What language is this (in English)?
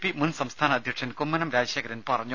Malayalam